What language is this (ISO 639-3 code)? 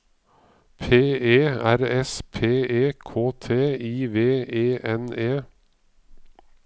nor